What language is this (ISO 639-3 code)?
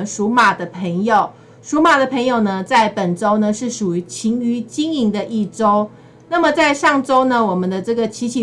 zho